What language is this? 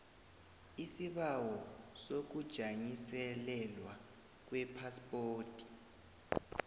South Ndebele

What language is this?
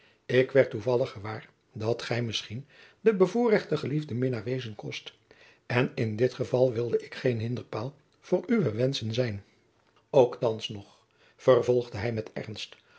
Dutch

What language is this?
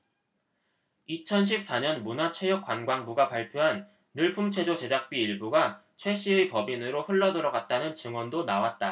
Korean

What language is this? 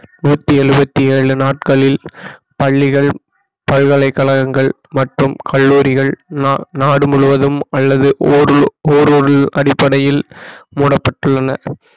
Tamil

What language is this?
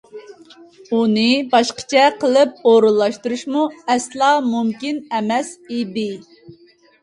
Uyghur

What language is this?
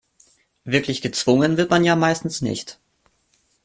German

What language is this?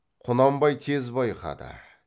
Kazakh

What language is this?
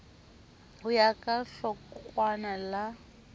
Southern Sotho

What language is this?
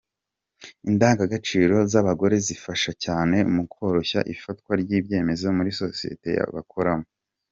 Kinyarwanda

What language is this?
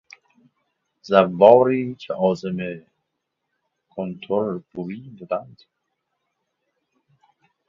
Persian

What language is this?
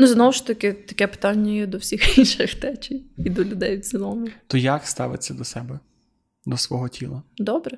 Ukrainian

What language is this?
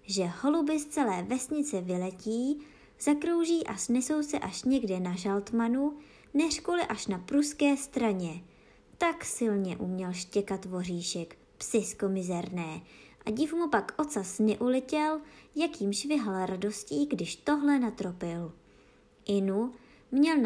Czech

